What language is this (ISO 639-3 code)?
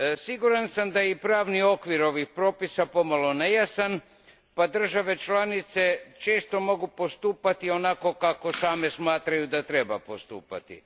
hrv